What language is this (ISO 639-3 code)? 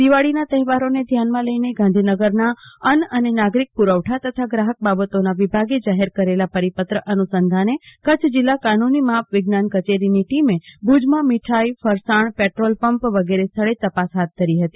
guj